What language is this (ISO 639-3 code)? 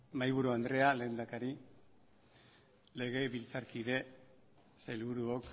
eus